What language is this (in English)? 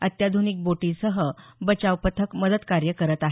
Marathi